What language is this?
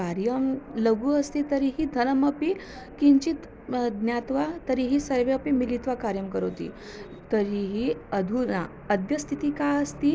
Sanskrit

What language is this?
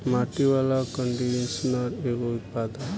Bhojpuri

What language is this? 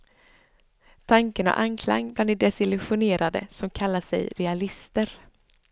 Swedish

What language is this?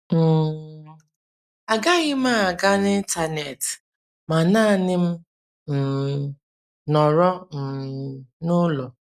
Igbo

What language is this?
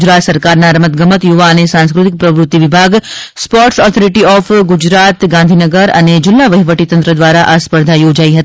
Gujarati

